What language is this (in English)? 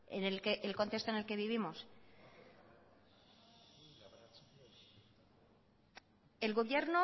Spanish